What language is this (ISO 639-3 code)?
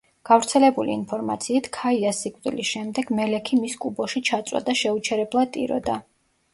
kat